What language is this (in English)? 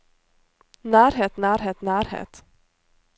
Norwegian